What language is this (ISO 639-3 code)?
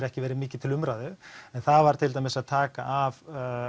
isl